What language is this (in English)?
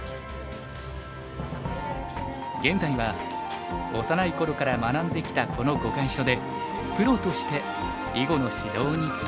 Japanese